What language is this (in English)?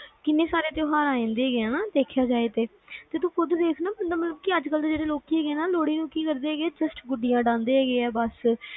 Punjabi